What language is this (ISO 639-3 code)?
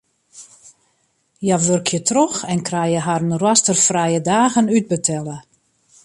fry